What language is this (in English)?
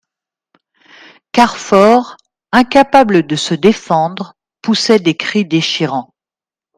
French